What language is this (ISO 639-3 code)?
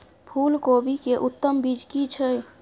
mai